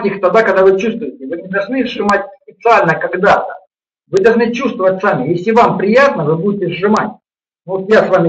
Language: Russian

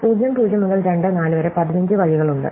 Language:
Malayalam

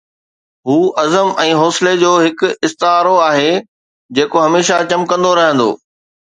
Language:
Sindhi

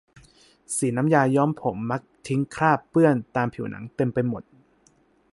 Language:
Thai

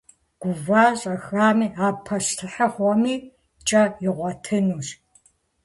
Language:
Kabardian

